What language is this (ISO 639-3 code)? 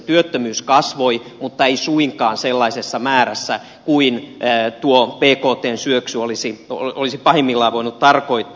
fin